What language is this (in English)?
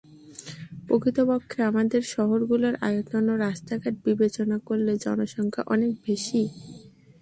Bangla